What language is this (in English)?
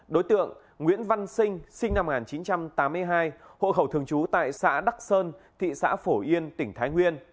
Vietnamese